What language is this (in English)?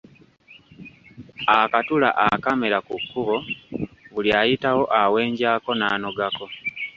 Ganda